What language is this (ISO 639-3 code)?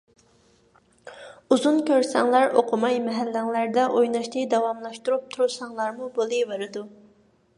uig